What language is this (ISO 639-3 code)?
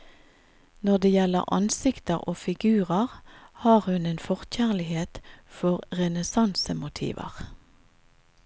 nor